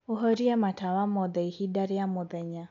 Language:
Kikuyu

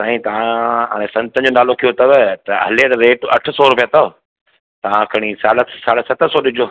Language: Sindhi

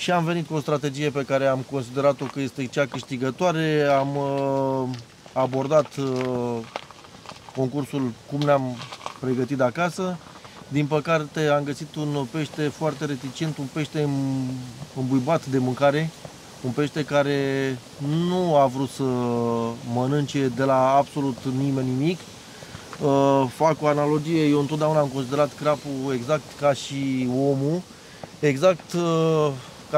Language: Romanian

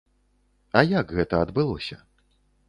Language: Belarusian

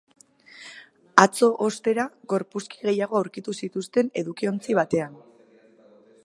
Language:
Basque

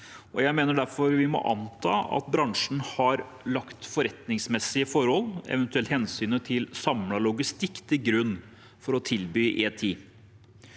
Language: Norwegian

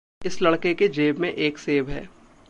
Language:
Hindi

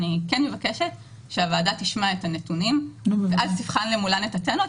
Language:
Hebrew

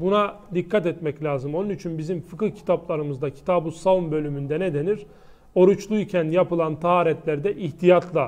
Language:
Turkish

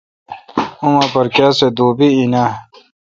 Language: Kalkoti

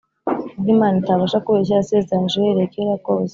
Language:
Kinyarwanda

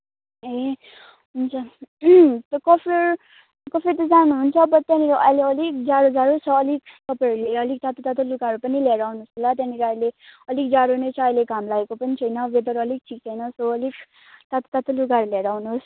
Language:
Nepali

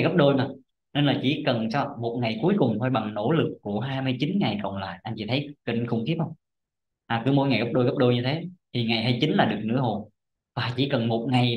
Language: Vietnamese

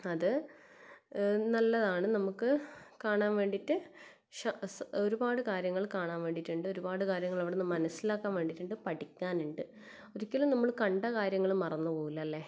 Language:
Malayalam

